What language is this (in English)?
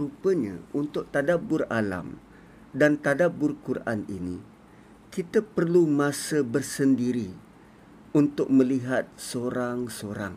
Malay